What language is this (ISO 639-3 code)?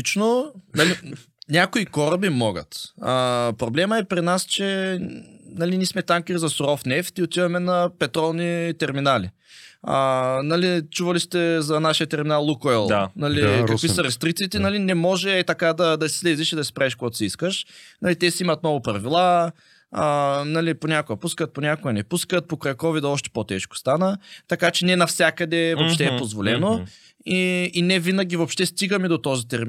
bul